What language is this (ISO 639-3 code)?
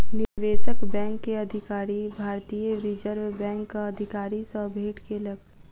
mai